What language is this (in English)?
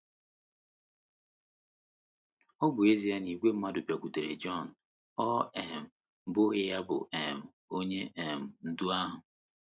Igbo